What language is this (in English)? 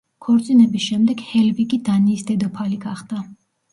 Georgian